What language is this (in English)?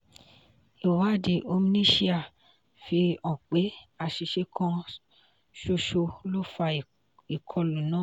Yoruba